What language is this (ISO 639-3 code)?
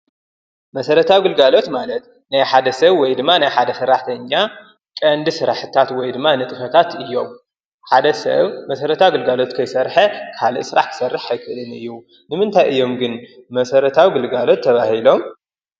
tir